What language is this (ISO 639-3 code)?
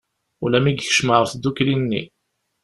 kab